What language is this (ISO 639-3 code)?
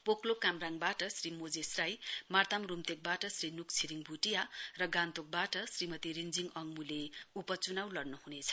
nep